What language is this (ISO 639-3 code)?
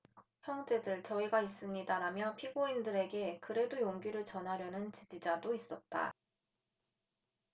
kor